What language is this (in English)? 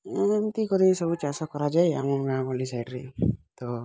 Odia